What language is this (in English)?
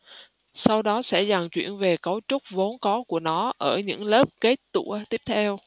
Vietnamese